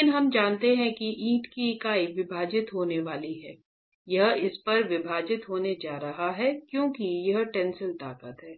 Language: Hindi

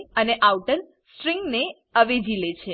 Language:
Gujarati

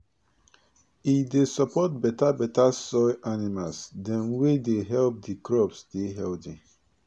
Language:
Nigerian Pidgin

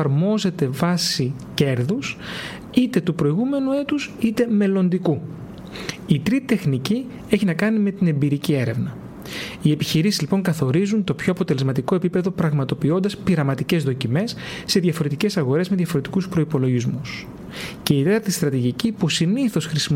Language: Greek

